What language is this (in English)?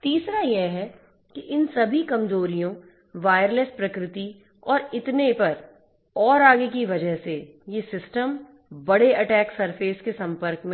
Hindi